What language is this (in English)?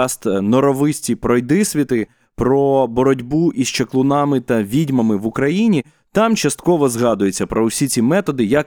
Ukrainian